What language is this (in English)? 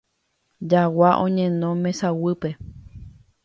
Guarani